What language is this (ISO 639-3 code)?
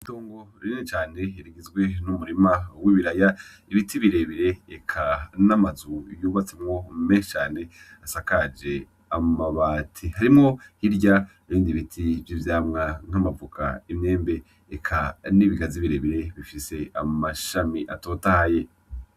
run